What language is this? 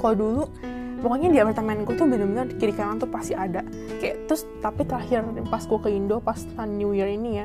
Indonesian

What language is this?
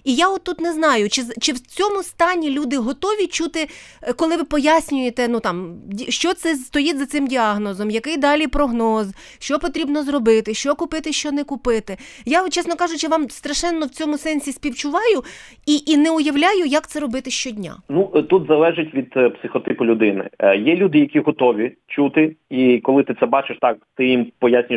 Ukrainian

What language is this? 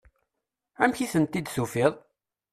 Kabyle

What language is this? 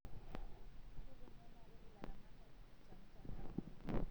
Masai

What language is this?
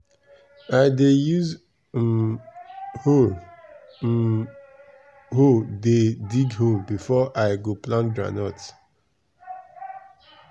Nigerian Pidgin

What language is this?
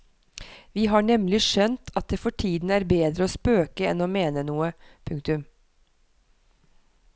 Norwegian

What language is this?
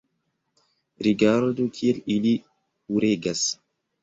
Esperanto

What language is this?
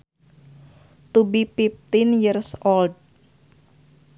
Sundanese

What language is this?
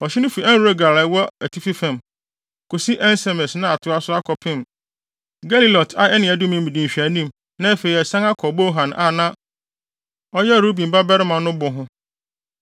Akan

